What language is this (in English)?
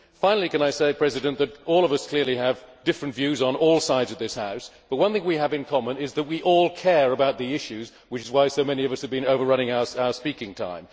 English